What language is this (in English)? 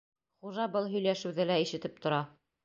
Bashkir